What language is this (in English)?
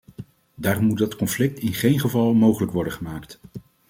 Dutch